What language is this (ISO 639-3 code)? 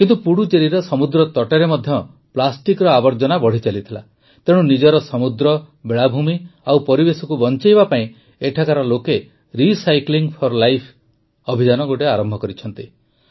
ori